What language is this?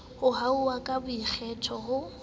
Southern Sotho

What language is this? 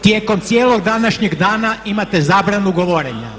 Croatian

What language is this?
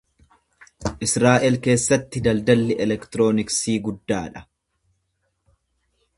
Oromo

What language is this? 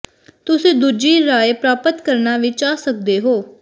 Punjabi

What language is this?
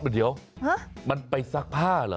Thai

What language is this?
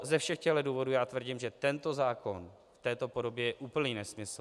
Czech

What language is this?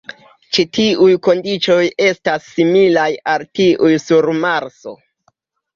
Esperanto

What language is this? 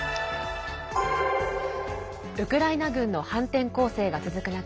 Japanese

